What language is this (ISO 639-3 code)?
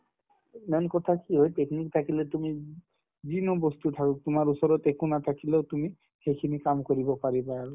asm